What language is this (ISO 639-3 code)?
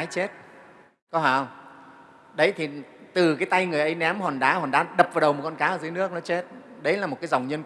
vie